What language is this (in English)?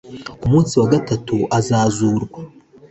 Kinyarwanda